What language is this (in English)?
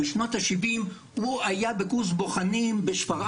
Hebrew